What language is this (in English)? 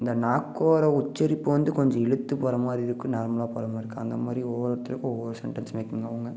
Tamil